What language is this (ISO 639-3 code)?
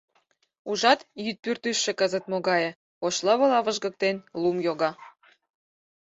chm